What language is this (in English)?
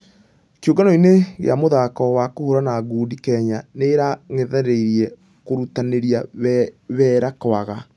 Kikuyu